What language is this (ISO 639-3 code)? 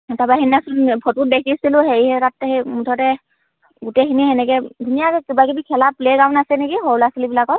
asm